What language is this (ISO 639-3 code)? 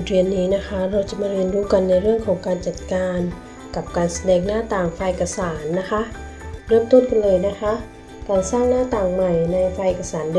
tha